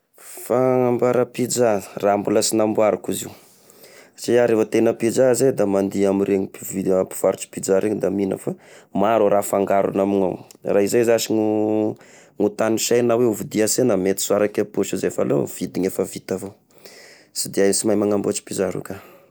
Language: Tesaka Malagasy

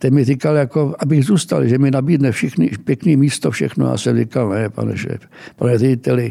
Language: Czech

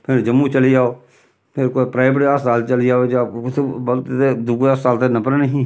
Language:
Dogri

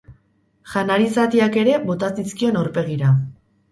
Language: Basque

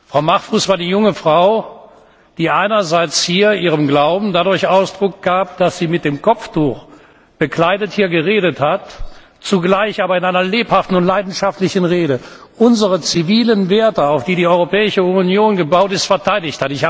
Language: German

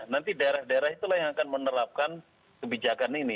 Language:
Indonesian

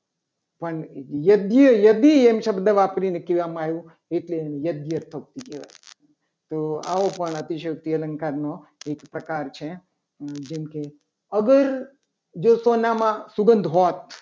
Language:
Gujarati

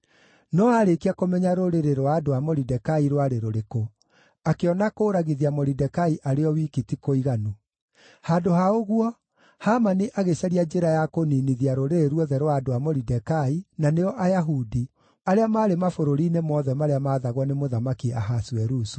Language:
Kikuyu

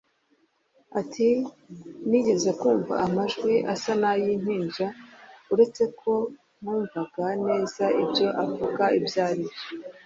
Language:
Kinyarwanda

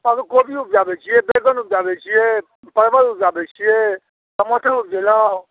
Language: Maithili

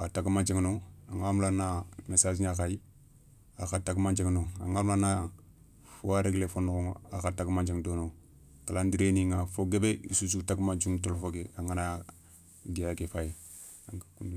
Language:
Soninke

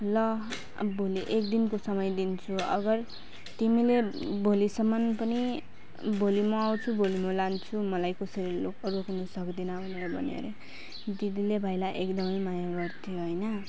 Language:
Nepali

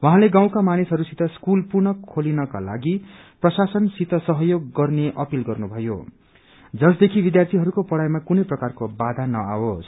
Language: Nepali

